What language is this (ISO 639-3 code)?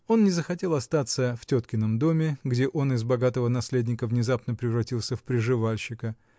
rus